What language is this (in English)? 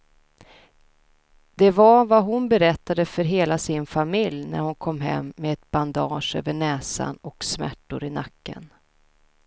Swedish